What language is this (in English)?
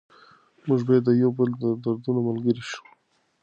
Pashto